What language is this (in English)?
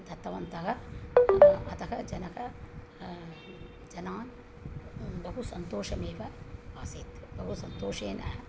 Sanskrit